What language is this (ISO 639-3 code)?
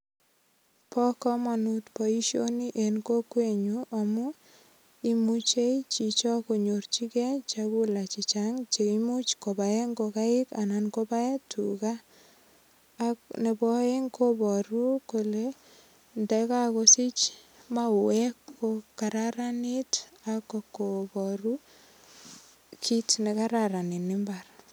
kln